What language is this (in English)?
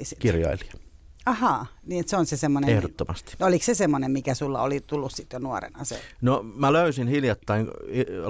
Finnish